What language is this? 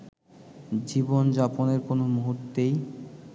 Bangla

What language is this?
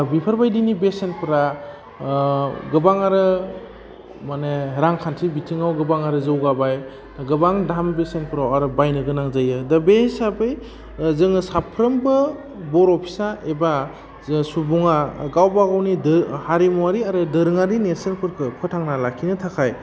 Bodo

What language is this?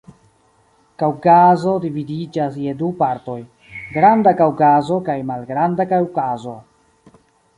Esperanto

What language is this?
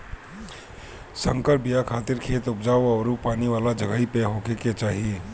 Bhojpuri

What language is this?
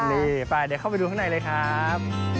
Thai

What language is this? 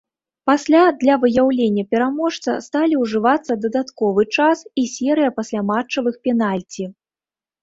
Belarusian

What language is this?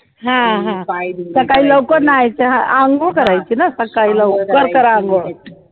Marathi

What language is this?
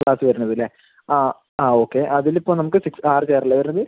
Malayalam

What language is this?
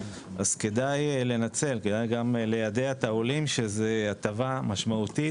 Hebrew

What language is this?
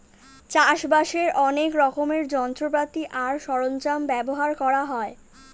Bangla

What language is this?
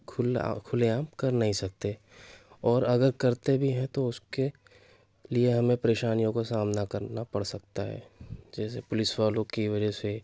Urdu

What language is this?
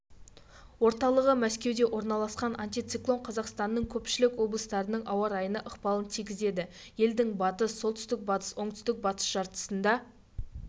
Kazakh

